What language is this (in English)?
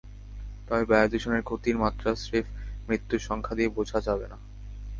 Bangla